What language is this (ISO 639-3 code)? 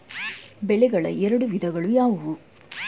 kan